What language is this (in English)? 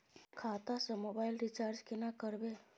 Maithili